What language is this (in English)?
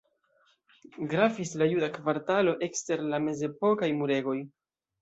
Esperanto